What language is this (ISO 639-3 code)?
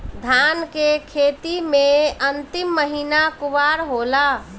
bho